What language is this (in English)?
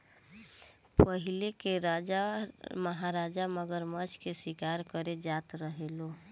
Bhojpuri